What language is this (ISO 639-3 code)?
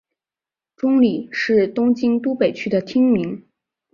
zho